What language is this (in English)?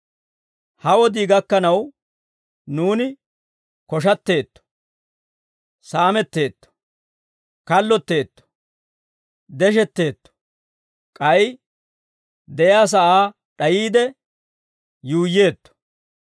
Dawro